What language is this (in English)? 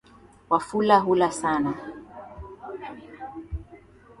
Swahili